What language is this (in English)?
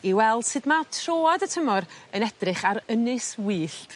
Welsh